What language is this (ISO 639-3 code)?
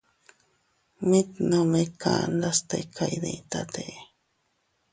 cut